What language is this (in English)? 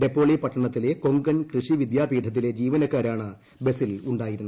Malayalam